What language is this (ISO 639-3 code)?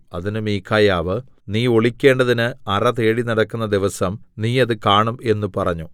mal